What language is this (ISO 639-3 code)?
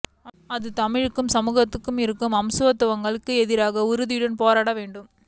tam